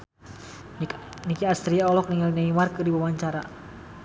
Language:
Sundanese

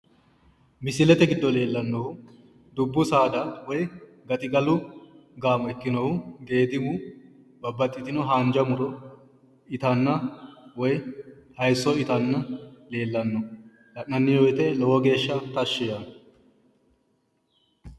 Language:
Sidamo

